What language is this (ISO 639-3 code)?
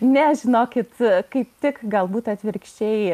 lit